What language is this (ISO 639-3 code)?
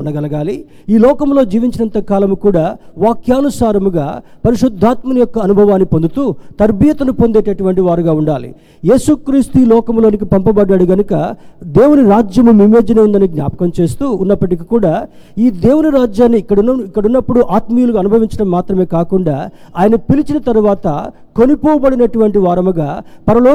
tel